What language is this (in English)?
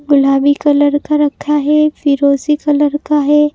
Hindi